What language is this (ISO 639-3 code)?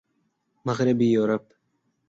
urd